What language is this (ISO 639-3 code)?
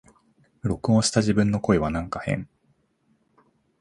jpn